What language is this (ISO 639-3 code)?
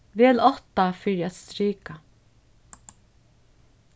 fao